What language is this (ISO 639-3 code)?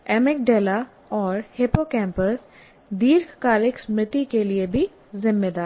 hin